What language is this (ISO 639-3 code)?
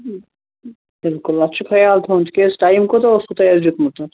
kas